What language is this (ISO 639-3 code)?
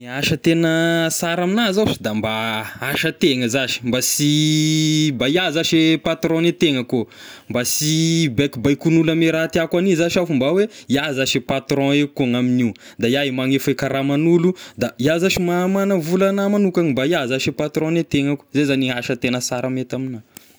tkg